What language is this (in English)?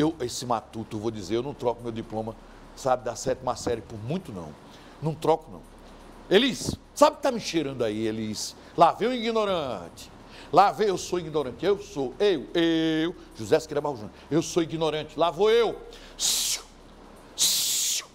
Portuguese